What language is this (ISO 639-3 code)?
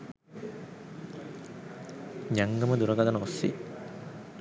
sin